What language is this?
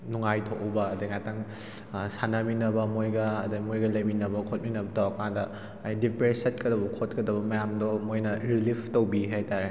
Manipuri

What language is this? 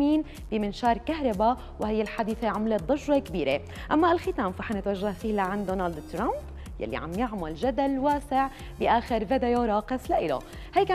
Arabic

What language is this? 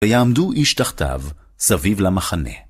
Hebrew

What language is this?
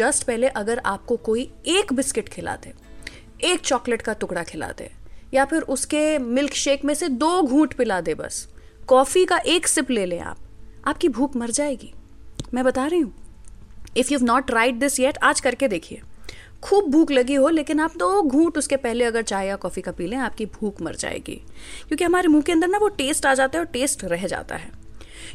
Hindi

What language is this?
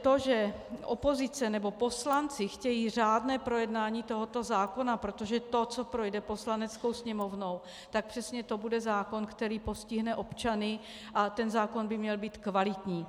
Czech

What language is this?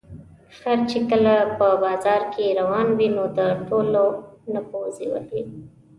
Pashto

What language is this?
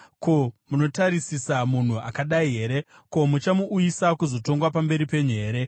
Shona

